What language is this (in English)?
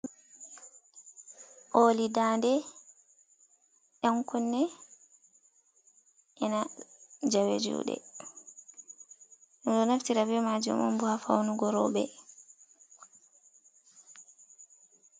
Fula